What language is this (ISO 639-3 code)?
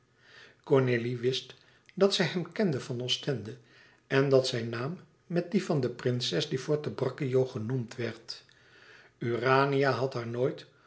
nld